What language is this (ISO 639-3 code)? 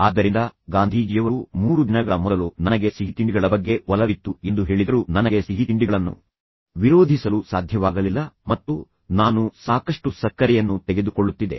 kan